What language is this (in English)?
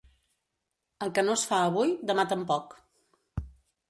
Catalan